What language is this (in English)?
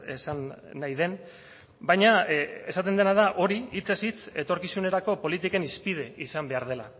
Basque